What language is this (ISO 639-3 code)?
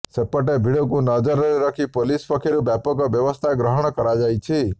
ori